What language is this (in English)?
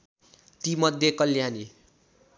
Nepali